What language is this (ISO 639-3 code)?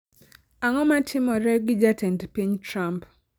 luo